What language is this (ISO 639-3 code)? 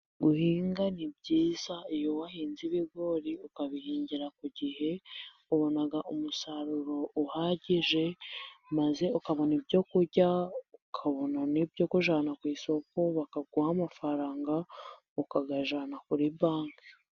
kin